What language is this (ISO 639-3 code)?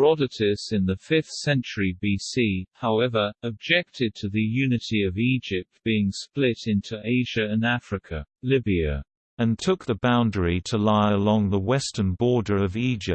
eng